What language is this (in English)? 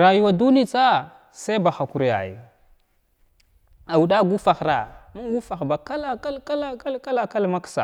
Glavda